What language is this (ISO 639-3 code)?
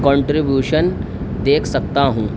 urd